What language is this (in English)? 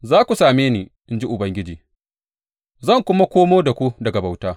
Hausa